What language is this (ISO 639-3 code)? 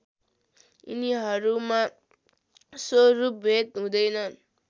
nep